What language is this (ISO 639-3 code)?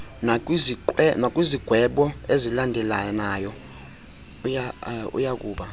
xho